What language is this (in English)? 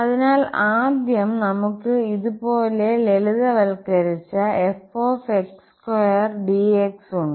Malayalam